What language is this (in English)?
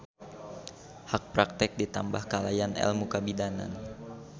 Sundanese